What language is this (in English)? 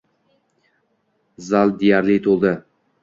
Uzbek